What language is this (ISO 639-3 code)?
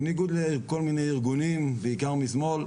heb